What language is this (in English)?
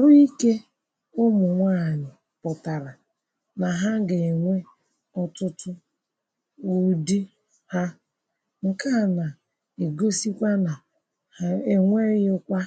Igbo